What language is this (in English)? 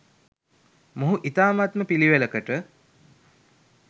Sinhala